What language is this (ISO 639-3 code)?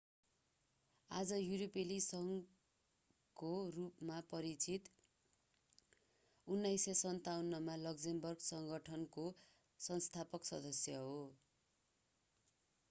nep